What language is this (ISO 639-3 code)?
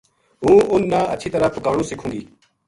gju